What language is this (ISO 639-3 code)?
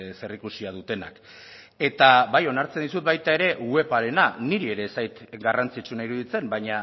eus